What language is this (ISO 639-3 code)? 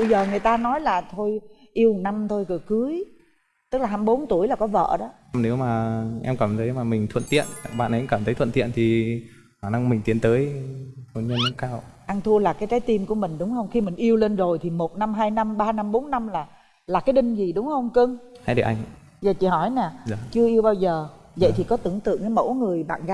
vie